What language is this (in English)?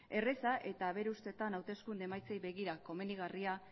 Basque